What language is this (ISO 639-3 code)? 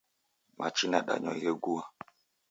dav